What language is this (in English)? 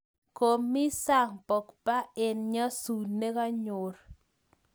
Kalenjin